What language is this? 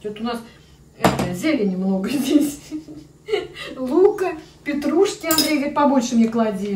Russian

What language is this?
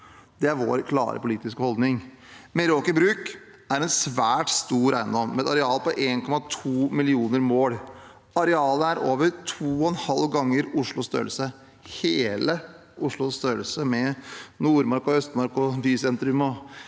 Norwegian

